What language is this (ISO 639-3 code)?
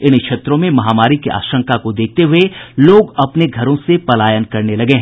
hin